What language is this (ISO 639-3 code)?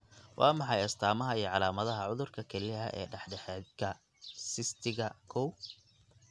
som